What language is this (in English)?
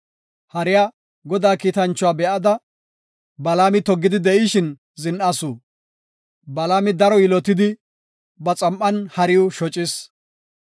Gofa